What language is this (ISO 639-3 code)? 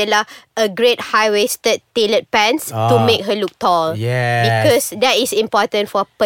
msa